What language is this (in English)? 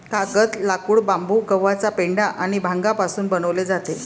Marathi